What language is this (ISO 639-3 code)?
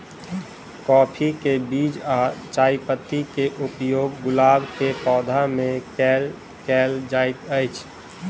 mai